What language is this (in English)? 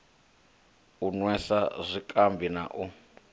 Venda